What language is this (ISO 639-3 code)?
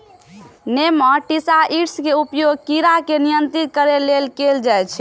mai